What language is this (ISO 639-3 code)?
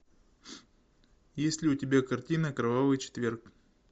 rus